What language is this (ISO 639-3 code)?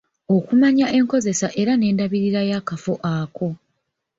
lug